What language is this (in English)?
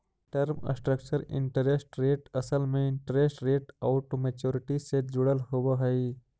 Magahi